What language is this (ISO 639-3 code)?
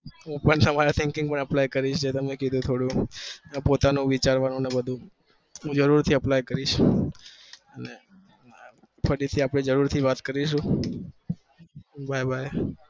guj